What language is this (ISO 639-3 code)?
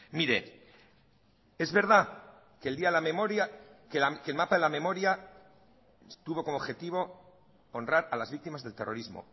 spa